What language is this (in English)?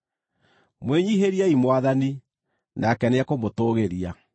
Kikuyu